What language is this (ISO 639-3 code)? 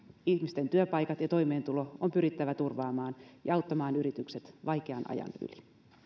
fin